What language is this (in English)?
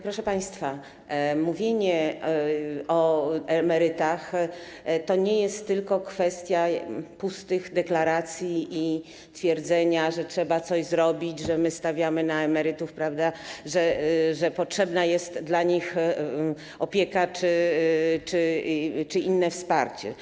Polish